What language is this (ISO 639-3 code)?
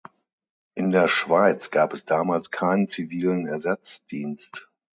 deu